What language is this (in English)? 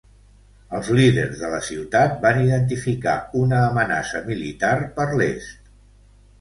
Catalan